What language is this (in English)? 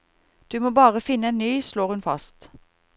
Norwegian